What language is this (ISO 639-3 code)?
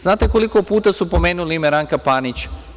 srp